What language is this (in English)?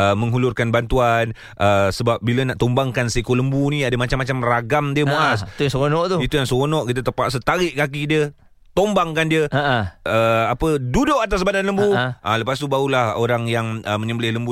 Malay